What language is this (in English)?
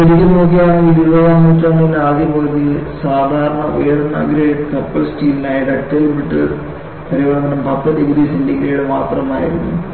Malayalam